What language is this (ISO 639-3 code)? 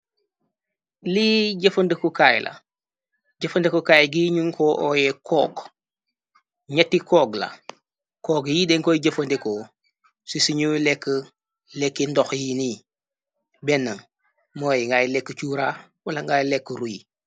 wol